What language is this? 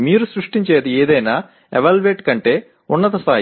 Telugu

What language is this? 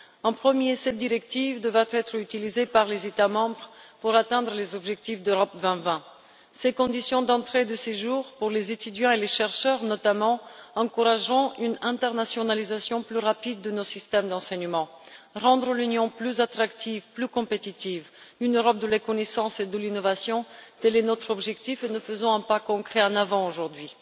French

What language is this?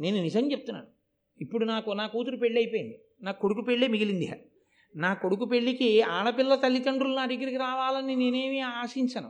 Telugu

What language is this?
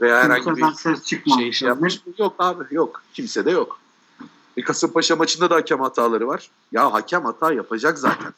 Turkish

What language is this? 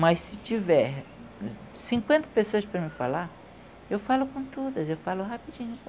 Portuguese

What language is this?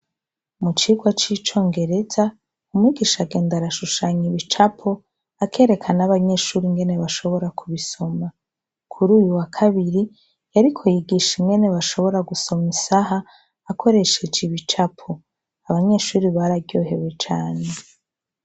Rundi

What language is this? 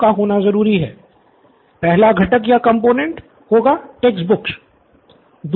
Hindi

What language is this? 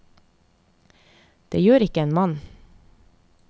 Norwegian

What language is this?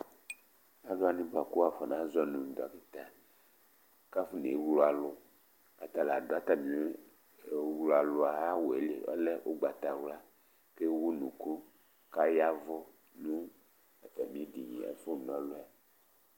Ikposo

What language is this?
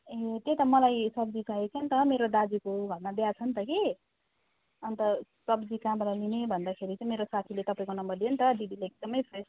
Nepali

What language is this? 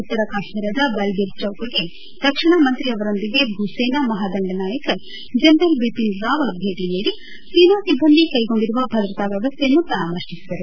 Kannada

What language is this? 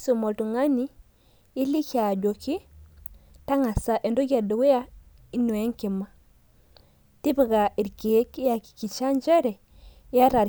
Masai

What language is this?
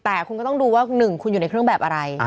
Thai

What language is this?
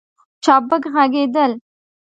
Pashto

